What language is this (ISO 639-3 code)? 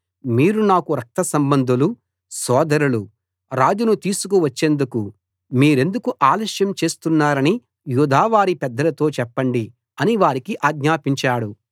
tel